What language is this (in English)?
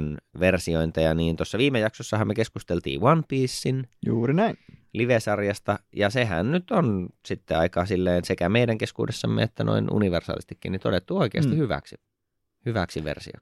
Finnish